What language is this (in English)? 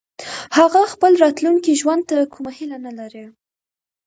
Pashto